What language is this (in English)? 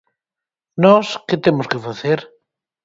Galician